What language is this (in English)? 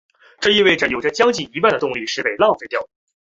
Chinese